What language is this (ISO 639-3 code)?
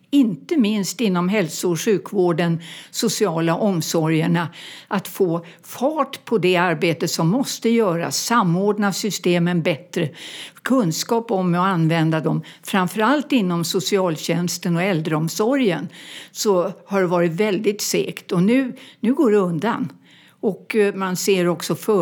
swe